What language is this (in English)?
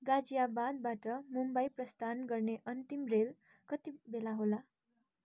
Nepali